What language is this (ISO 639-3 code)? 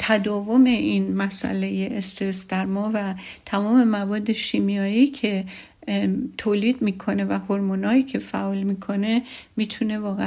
fas